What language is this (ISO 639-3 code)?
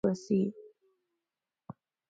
pus